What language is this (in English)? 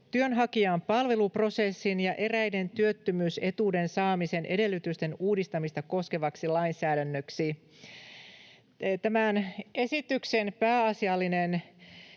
Finnish